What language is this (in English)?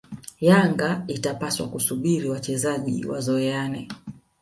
Swahili